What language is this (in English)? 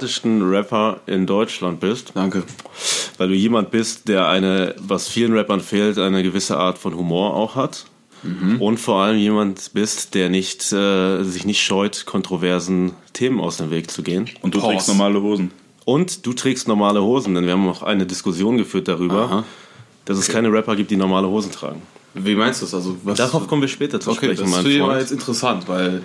German